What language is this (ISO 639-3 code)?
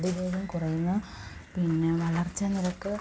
mal